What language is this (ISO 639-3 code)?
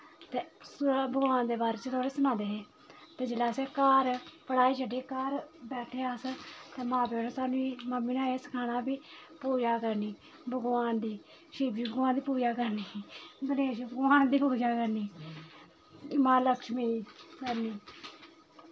doi